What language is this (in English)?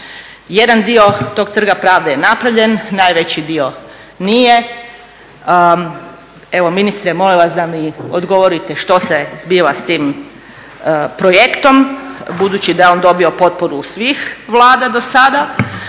Croatian